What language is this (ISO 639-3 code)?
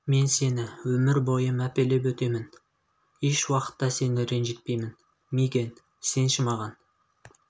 kaz